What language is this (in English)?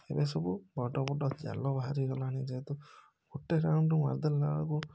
Odia